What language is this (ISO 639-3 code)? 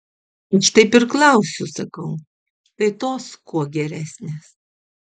lit